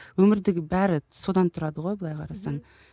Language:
Kazakh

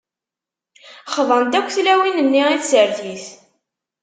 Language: Kabyle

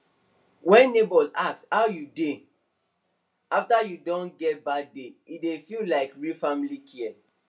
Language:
Nigerian Pidgin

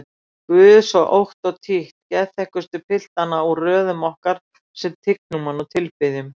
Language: Icelandic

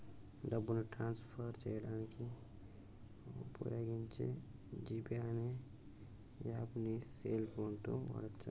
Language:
Telugu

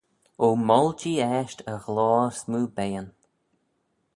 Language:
Manx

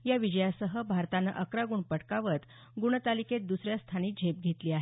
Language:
Marathi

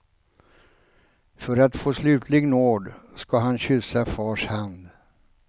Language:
Swedish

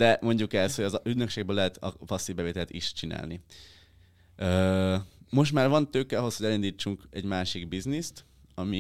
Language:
Hungarian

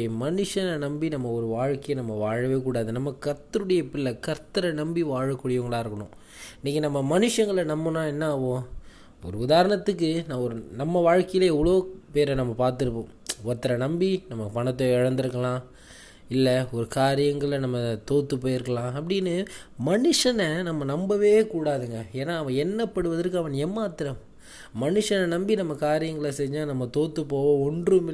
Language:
Tamil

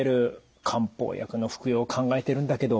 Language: Japanese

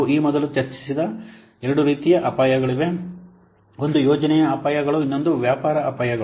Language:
Kannada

